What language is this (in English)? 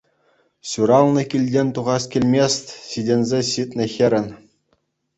Chuvash